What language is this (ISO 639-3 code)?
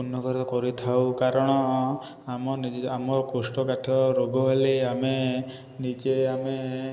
ori